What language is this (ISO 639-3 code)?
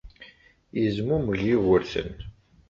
kab